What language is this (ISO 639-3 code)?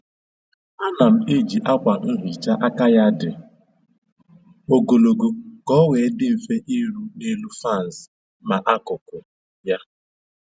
ibo